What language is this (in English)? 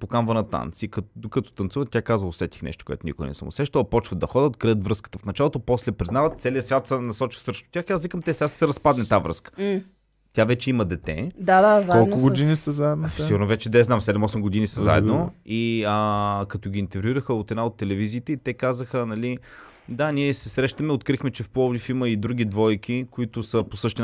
Bulgarian